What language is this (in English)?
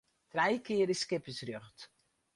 Western Frisian